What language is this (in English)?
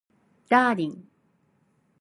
Japanese